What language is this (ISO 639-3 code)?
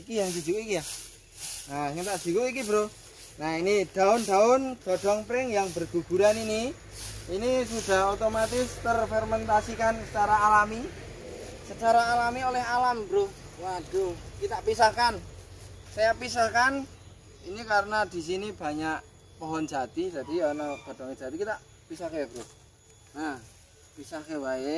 ind